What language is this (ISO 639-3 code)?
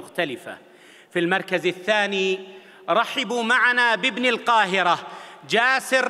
ara